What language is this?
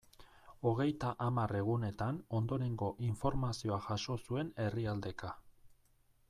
Basque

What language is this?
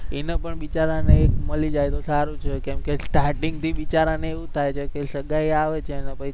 Gujarati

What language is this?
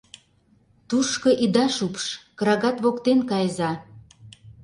Mari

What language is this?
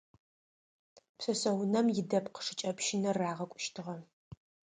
Adyghe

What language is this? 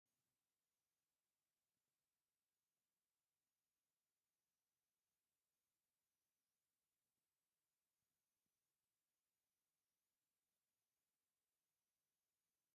Tigrinya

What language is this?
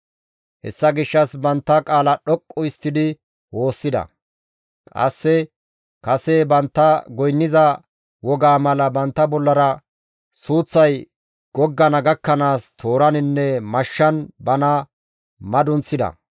Gamo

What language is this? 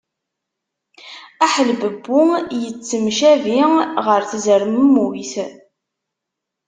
Kabyle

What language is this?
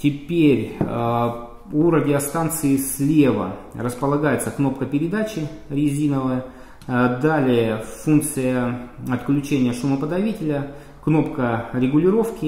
Russian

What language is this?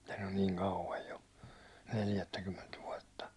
Finnish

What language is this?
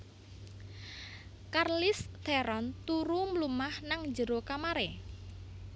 Javanese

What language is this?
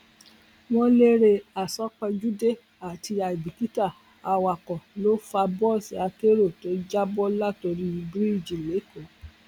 Yoruba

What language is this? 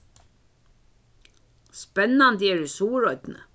Faroese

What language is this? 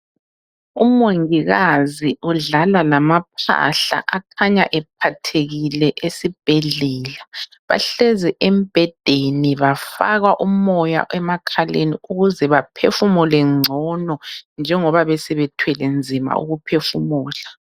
North Ndebele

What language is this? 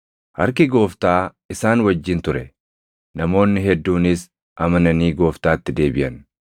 Oromo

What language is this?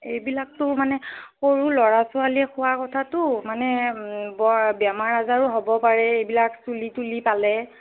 Assamese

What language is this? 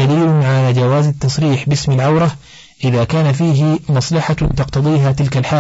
Arabic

